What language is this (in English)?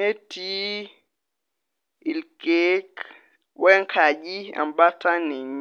Masai